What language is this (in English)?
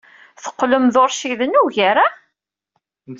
Kabyle